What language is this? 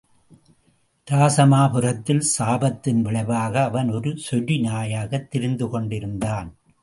Tamil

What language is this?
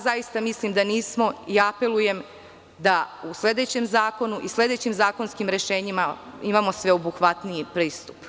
Serbian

